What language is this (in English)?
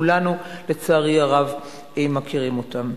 Hebrew